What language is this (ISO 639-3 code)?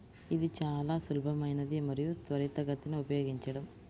tel